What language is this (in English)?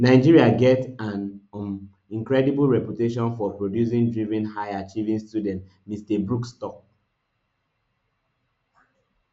Nigerian Pidgin